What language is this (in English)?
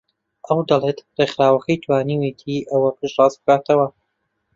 Central Kurdish